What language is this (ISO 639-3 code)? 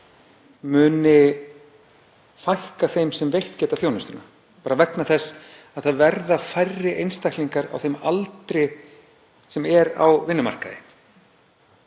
isl